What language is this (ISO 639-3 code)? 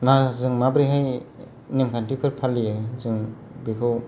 brx